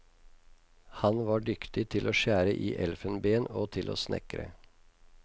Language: Norwegian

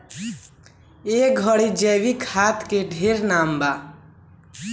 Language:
Bhojpuri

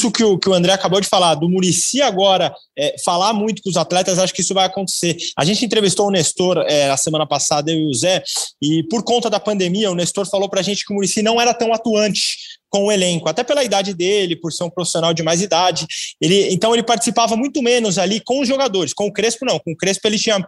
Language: Portuguese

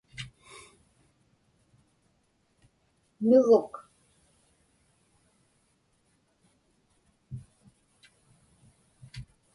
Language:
Inupiaq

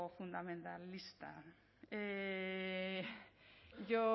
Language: Basque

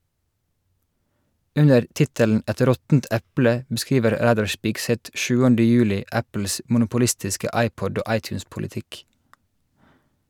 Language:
Norwegian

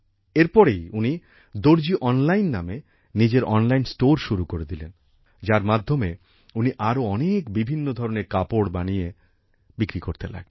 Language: Bangla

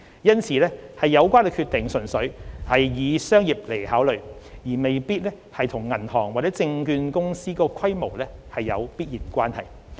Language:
Cantonese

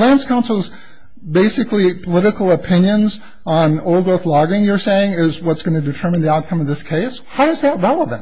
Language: English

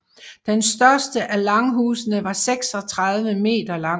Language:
Danish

